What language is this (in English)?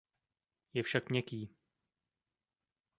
Czech